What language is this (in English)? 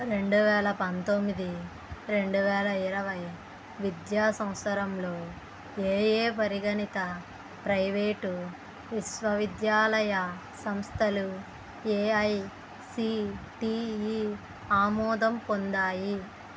Telugu